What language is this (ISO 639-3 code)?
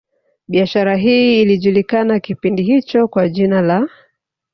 swa